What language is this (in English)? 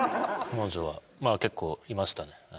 Japanese